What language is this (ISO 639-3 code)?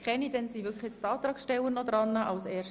gsw